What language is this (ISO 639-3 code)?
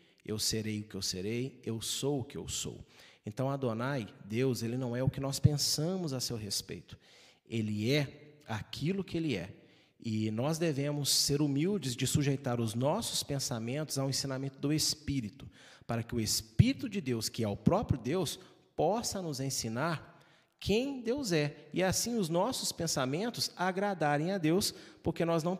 por